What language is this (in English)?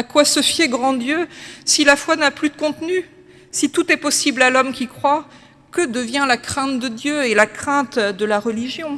French